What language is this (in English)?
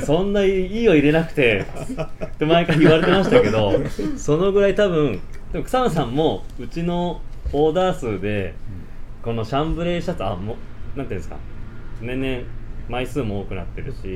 Japanese